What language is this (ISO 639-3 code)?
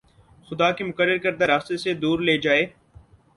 urd